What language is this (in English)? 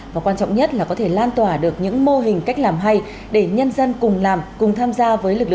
Vietnamese